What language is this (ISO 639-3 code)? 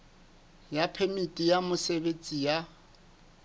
sot